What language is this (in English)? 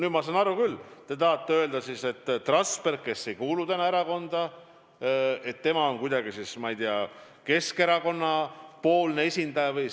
Estonian